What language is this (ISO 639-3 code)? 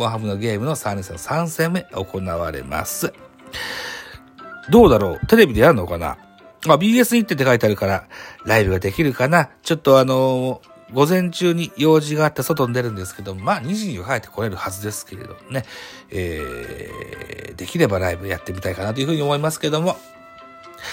jpn